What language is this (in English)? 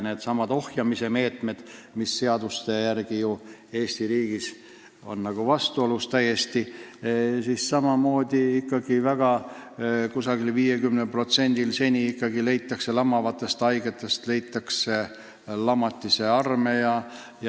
Estonian